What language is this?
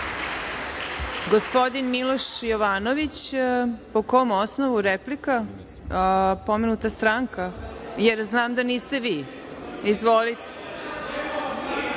Serbian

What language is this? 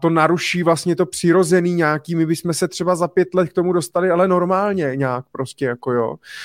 Czech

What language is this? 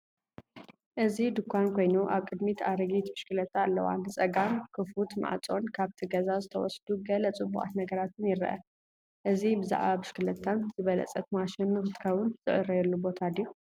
Tigrinya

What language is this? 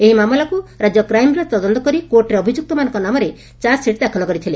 Odia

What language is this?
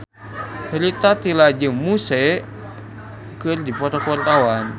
Sundanese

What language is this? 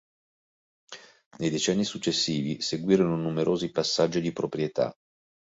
Italian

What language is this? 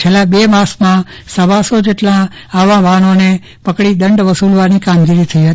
Gujarati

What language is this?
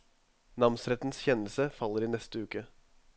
Norwegian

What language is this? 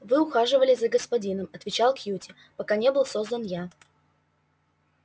Russian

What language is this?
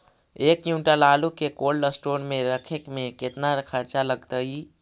Magahi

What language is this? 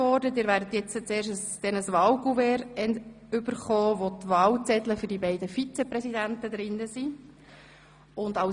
Swiss German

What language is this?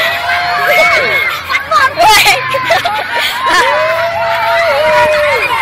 Indonesian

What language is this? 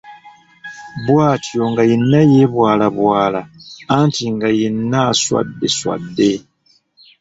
Ganda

